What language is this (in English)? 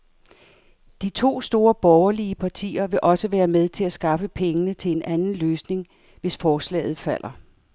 Danish